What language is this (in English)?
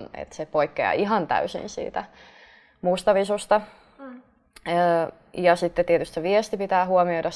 Finnish